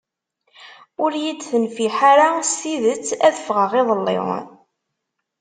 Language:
Kabyle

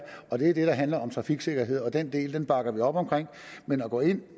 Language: Danish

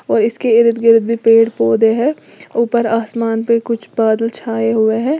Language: Hindi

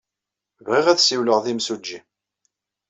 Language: Kabyle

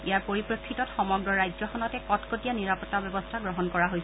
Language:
Assamese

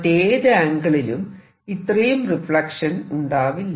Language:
Malayalam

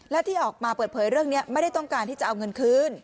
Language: Thai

